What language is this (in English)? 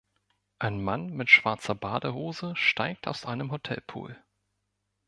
German